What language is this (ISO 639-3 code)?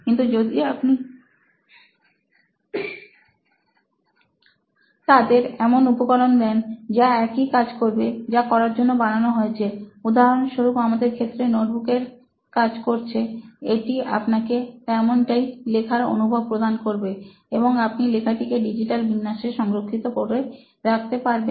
ben